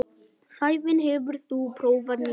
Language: Icelandic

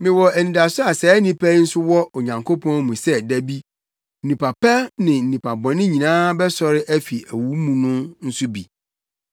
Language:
Akan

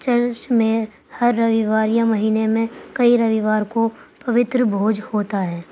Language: Urdu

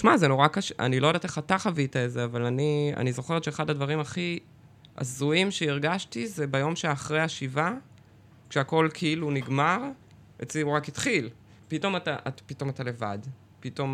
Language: Hebrew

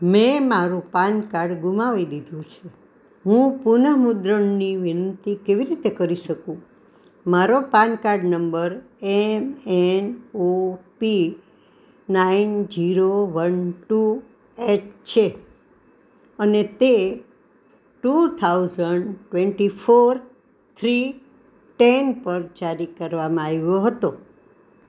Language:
Gujarati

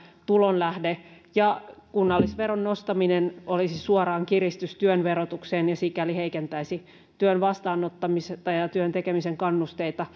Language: Finnish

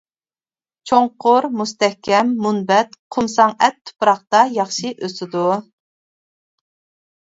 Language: Uyghur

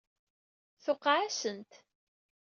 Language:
Kabyle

